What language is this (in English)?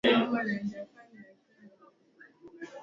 Swahili